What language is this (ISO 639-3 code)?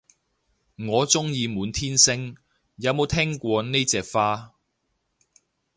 yue